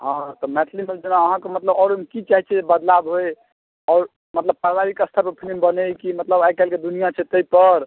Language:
Maithili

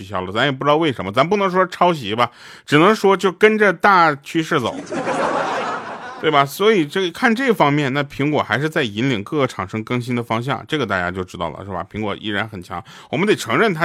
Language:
Chinese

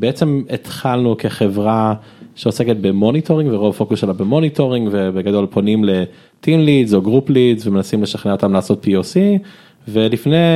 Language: Hebrew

